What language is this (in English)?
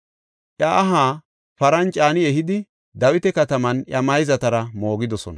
Gofa